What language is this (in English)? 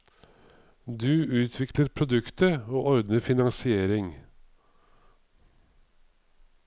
Norwegian